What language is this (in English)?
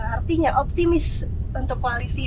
Indonesian